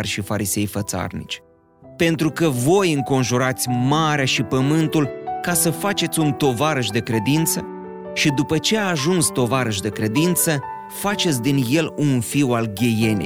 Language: Romanian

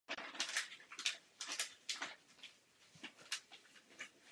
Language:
Czech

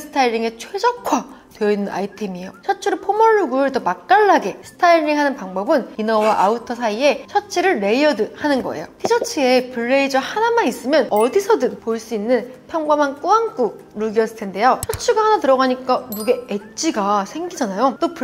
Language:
Korean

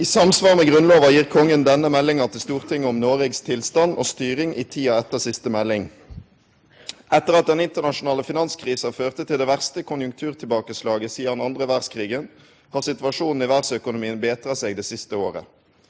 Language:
Norwegian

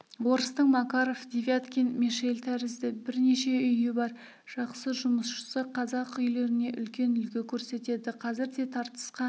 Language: Kazakh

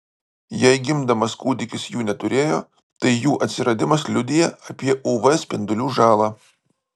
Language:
Lithuanian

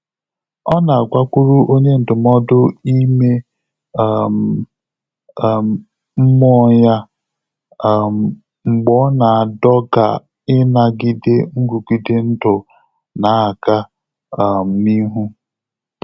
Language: Igbo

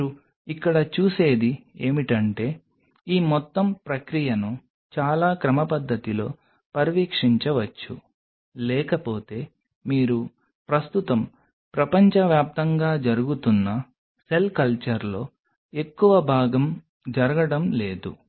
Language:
Telugu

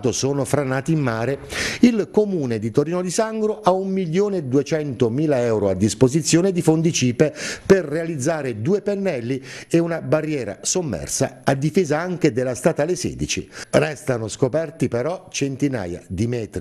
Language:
Italian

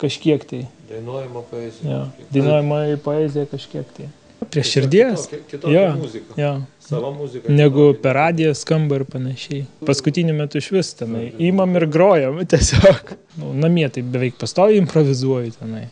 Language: Lithuanian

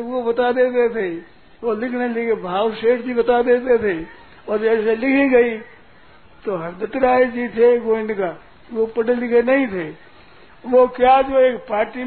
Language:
Hindi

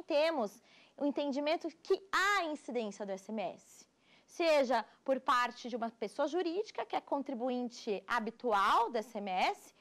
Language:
Portuguese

